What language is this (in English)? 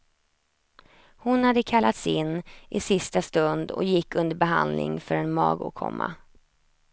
Swedish